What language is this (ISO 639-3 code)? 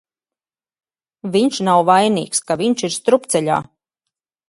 lav